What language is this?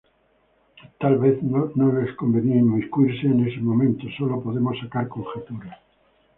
Spanish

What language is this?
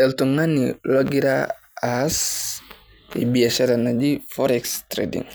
Masai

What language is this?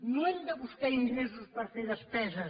Catalan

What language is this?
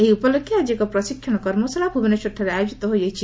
Odia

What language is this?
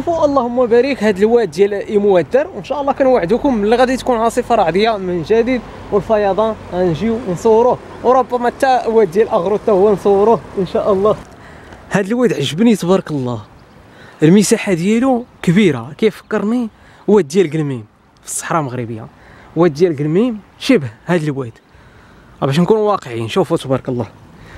Arabic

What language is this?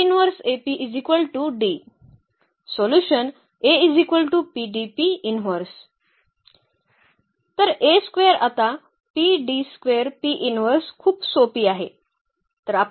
Marathi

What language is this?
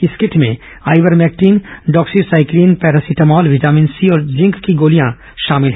Hindi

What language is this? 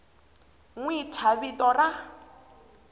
Tsonga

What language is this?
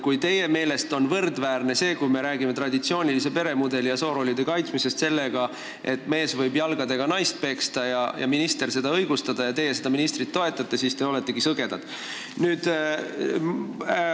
Estonian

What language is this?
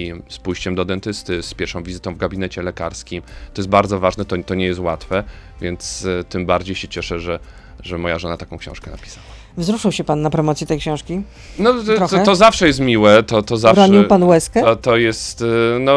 Polish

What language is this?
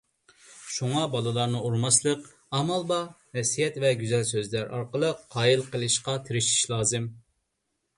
Uyghur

